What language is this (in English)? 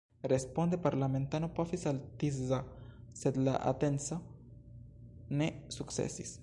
Esperanto